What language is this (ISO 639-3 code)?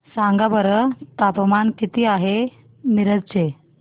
mar